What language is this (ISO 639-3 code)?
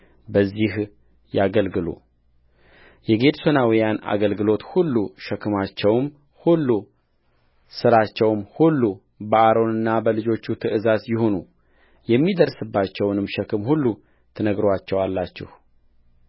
amh